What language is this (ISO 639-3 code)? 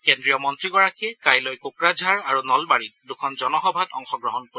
asm